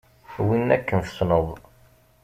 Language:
Kabyle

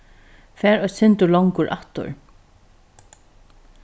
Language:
Faroese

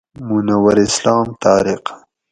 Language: Gawri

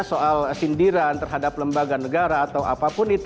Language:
Indonesian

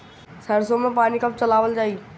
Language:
Bhojpuri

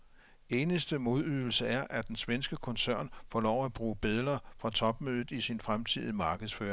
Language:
Danish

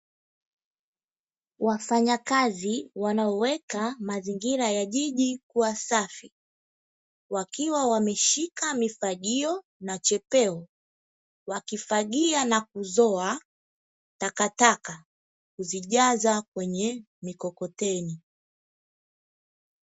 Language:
Swahili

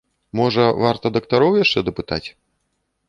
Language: Belarusian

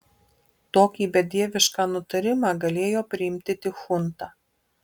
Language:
Lithuanian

